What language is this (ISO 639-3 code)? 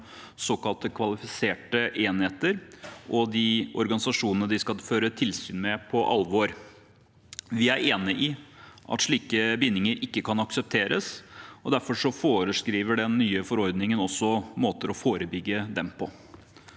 nor